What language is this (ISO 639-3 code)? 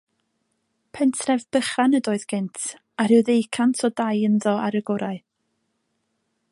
cym